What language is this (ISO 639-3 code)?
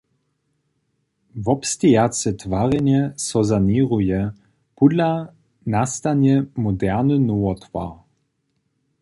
hsb